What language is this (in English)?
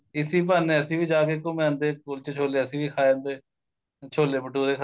Punjabi